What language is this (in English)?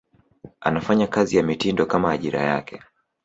Swahili